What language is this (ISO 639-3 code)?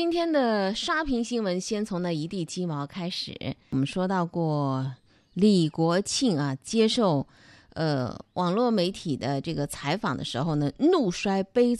zho